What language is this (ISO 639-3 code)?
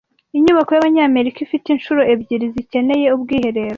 kin